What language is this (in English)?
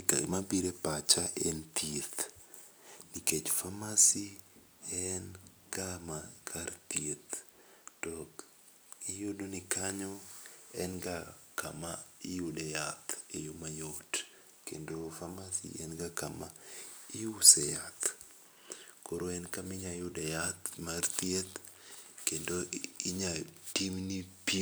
Luo (Kenya and Tanzania)